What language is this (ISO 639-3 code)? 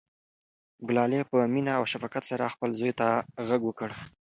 pus